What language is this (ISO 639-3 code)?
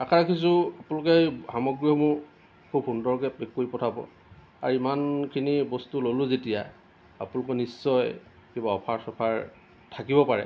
asm